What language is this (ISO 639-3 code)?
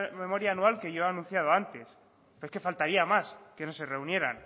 spa